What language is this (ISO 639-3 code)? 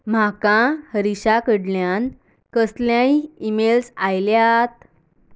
kok